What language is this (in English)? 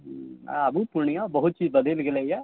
Maithili